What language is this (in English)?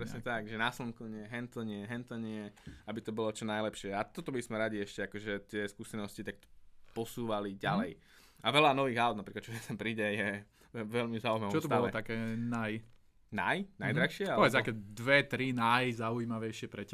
Slovak